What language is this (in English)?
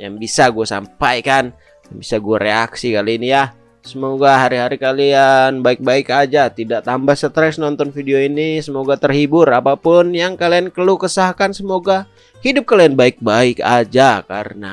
Indonesian